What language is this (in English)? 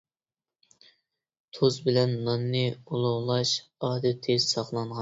Uyghur